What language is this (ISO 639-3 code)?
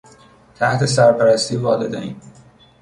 fas